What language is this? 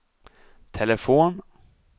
Swedish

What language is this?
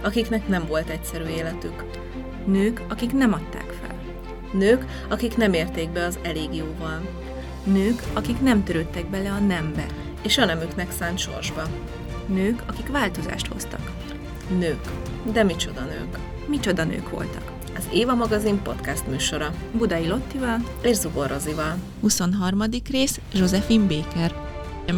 Hungarian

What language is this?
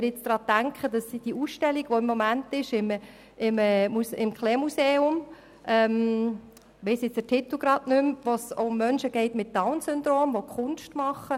Swiss German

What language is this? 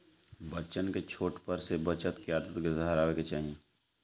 Bhojpuri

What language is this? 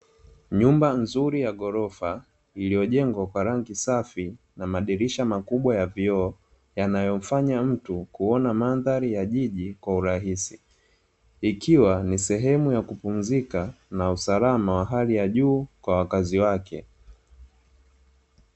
Swahili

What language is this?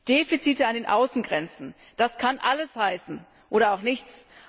German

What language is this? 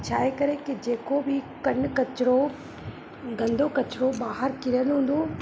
Sindhi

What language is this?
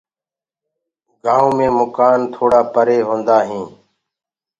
Gurgula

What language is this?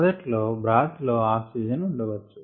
Telugu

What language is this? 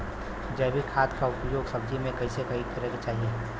Bhojpuri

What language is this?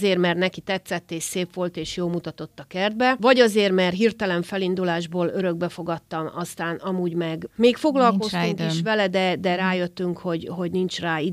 Hungarian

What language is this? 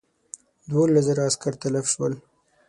Pashto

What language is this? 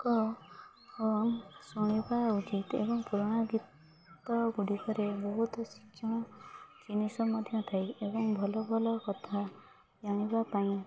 Odia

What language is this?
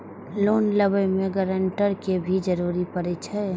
Maithili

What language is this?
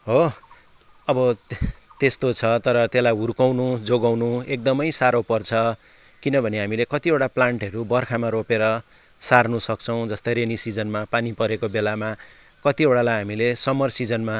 Nepali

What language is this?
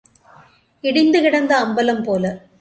Tamil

